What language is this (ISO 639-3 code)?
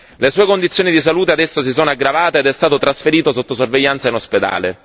ita